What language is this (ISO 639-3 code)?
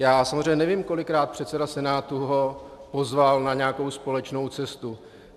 ces